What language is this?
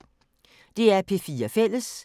Danish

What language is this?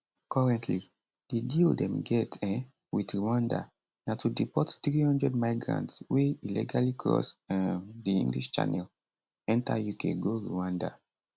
Nigerian Pidgin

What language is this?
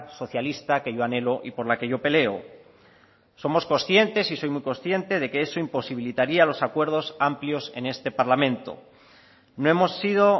Spanish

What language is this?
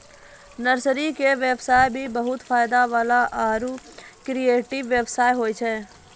Maithili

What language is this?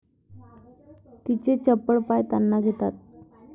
Marathi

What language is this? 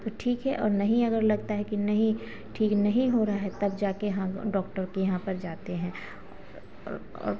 Hindi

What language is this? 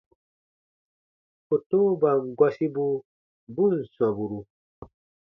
Baatonum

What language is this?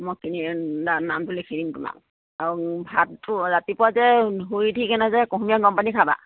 Assamese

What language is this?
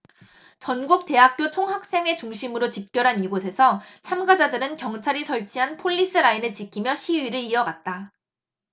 Korean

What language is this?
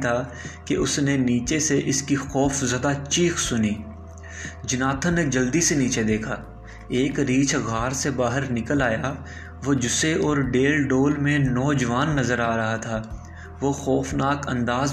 Urdu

